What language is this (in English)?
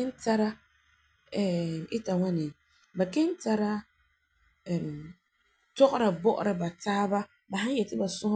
Frafra